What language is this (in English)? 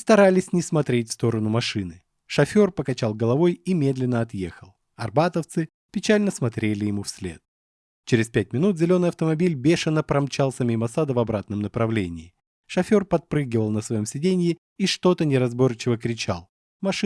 Russian